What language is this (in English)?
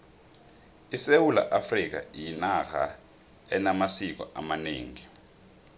South Ndebele